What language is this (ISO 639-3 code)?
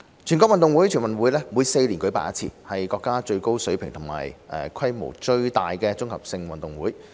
yue